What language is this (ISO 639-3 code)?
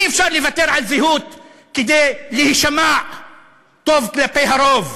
heb